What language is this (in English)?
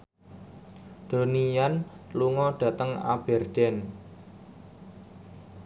Javanese